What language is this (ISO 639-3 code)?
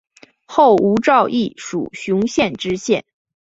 zho